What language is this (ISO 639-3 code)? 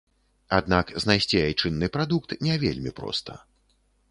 bel